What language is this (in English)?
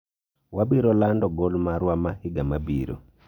Luo (Kenya and Tanzania)